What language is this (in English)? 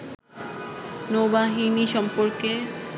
Bangla